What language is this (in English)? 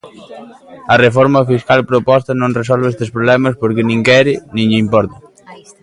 Galician